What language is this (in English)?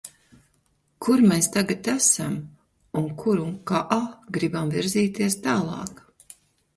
Latvian